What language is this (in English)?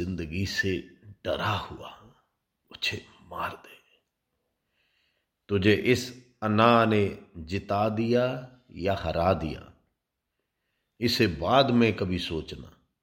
Hindi